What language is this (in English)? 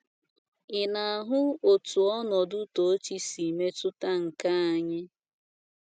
Igbo